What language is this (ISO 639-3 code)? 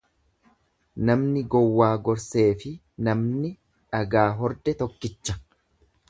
orm